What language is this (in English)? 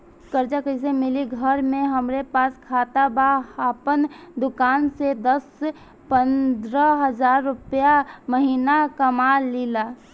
Bhojpuri